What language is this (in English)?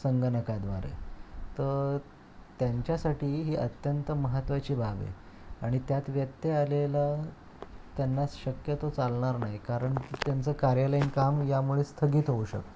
Marathi